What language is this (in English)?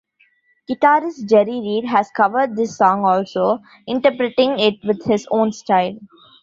English